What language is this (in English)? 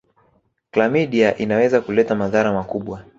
Swahili